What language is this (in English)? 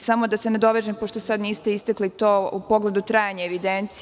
Serbian